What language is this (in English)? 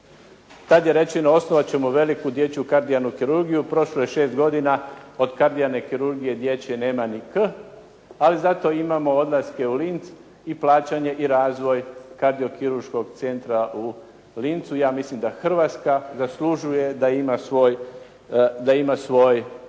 Croatian